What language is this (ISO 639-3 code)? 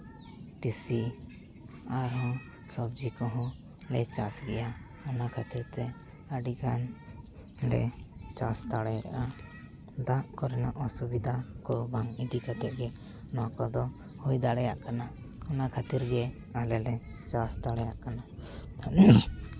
sat